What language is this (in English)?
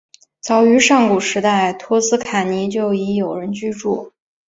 Chinese